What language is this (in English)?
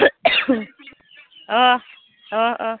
Bodo